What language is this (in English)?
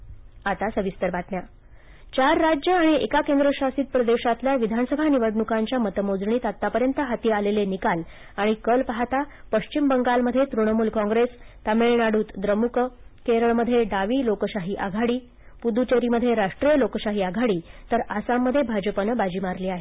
Marathi